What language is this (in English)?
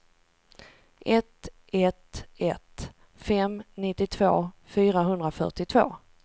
Swedish